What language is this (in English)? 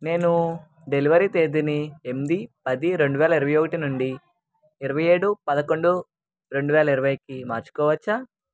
Telugu